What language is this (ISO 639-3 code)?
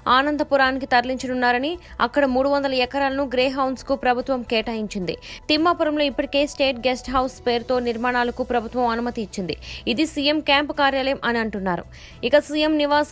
hin